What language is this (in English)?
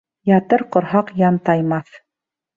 Bashkir